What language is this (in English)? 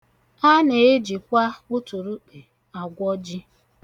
Igbo